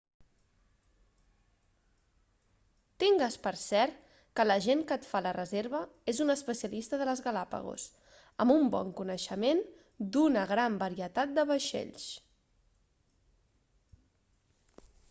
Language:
Catalan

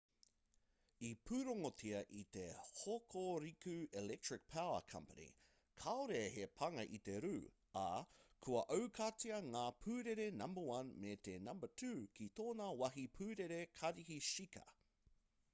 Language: Māori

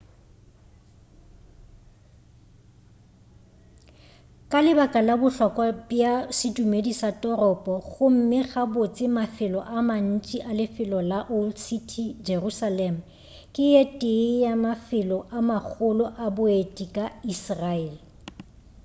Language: Northern Sotho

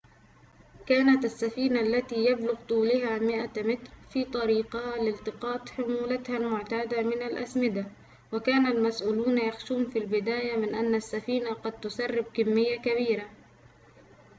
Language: Arabic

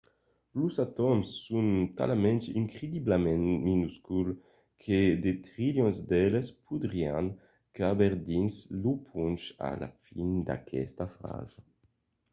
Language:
Occitan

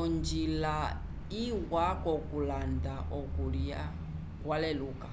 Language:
Umbundu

